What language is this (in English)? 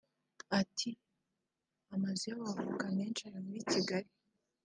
Kinyarwanda